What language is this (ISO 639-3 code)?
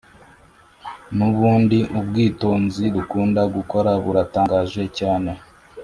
kin